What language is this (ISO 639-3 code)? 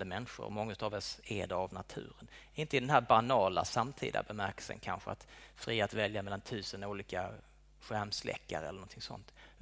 swe